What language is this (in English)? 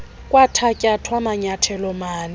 Xhosa